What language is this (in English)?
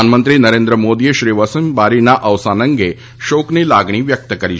Gujarati